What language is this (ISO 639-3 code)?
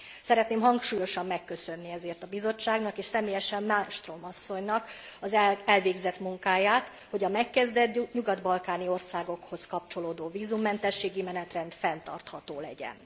hun